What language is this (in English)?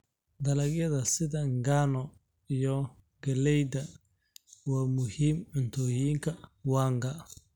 Somali